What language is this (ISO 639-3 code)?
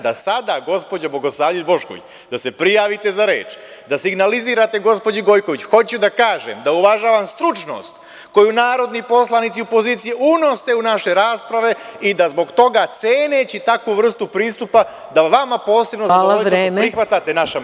srp